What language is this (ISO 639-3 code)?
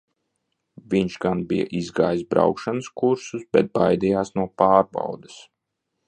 lav